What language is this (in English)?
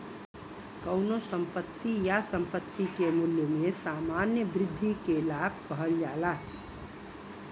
Bhojpuri